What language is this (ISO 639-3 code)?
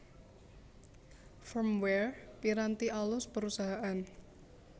jav